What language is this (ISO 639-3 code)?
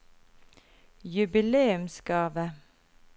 nor